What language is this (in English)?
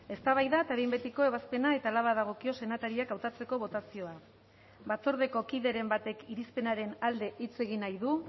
Basque